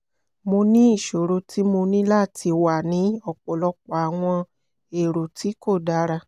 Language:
Yoruba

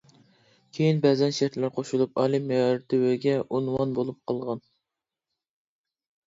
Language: Uyghur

